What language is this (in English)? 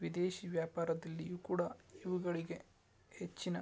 Kannada